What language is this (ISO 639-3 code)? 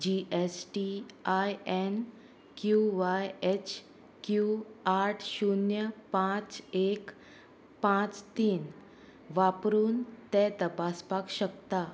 kok